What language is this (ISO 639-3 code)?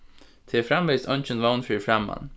fao